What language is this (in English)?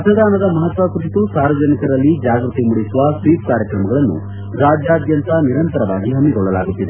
Kannada